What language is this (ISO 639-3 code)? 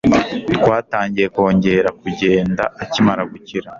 kin